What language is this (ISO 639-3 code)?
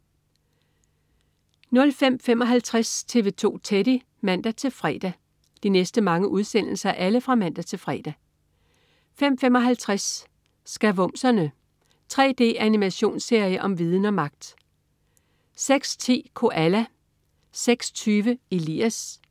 dan